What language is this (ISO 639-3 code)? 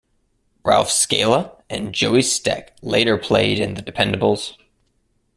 eng